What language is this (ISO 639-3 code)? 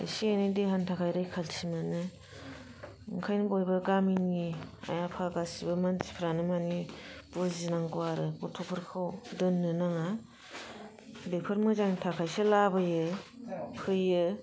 brx